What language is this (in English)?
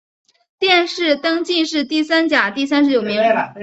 Chinese